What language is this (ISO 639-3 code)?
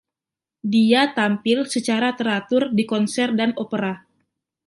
ind